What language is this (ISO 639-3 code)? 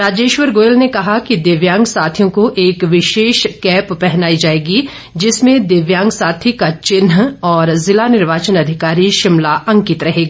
hin